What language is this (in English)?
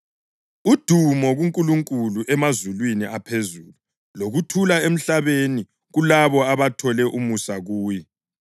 North Ndebele